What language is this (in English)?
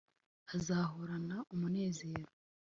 Kinyarwanda